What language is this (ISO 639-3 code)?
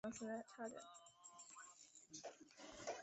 zho